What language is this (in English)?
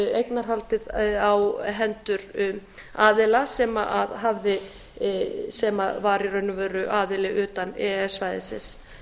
Icelandic